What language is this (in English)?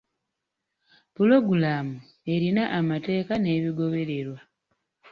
Ganda